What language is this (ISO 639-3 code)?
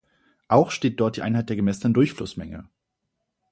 deu